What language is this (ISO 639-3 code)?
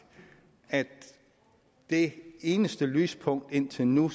dan